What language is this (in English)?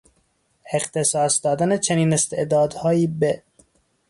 Persian